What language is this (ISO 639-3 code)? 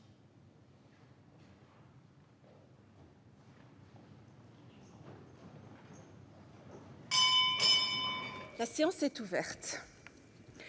fra